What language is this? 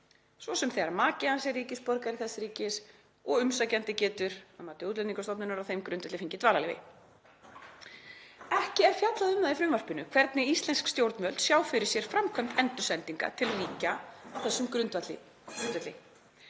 Icelandic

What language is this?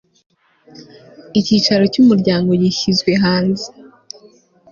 Kinyarwanda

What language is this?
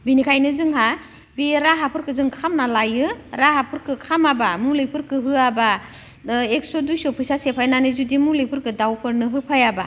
Bodo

